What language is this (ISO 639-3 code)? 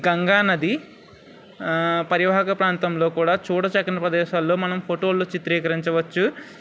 tel